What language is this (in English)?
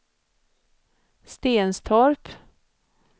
Swedish